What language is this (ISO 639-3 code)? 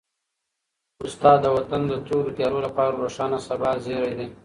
pus